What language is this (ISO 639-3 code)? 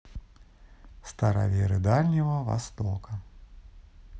rus